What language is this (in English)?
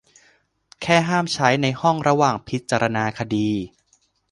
Thai